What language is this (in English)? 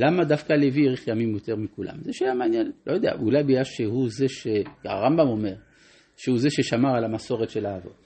Hebrew